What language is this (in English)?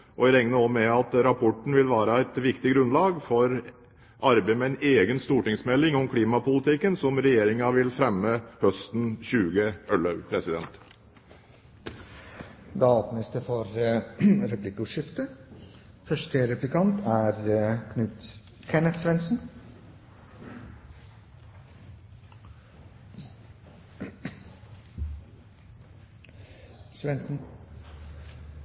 Norwegian Bokmål